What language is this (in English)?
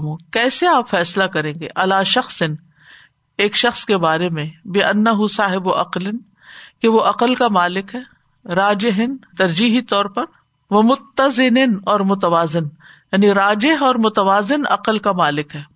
Urdu